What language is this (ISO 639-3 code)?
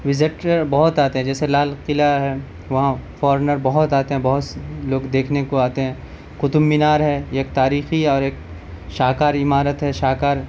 urd